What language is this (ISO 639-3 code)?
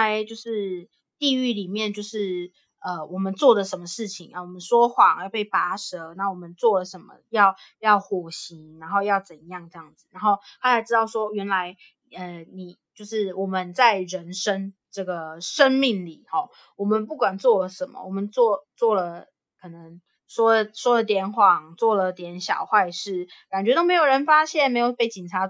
zho